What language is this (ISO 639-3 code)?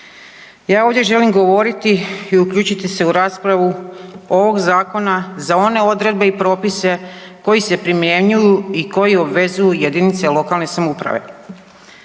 hrv